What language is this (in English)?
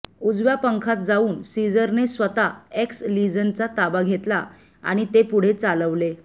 Marathi